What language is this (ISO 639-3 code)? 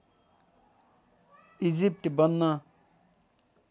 nep